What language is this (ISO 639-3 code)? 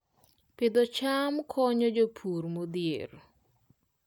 luo